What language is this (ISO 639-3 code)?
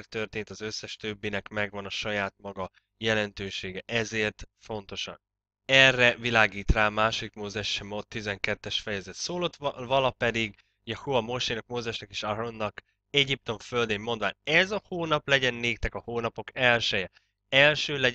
hun